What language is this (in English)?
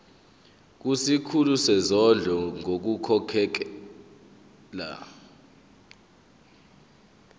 Zulu